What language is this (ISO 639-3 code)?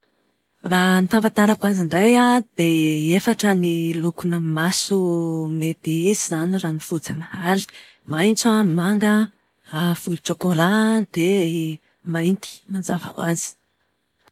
mlg